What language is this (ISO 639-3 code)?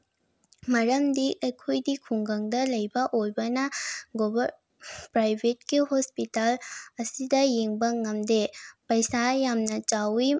mni